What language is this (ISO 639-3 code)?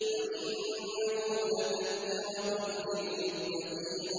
ara